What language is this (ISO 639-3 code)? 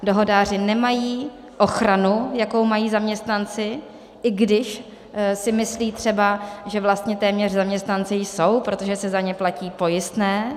ces